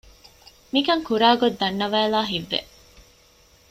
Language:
Divehi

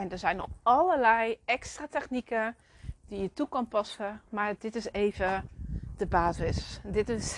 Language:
Dutch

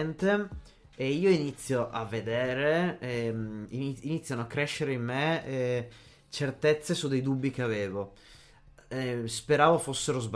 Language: Italian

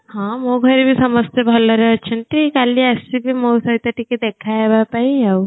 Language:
Odia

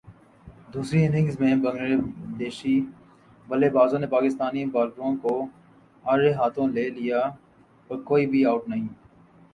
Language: Urdu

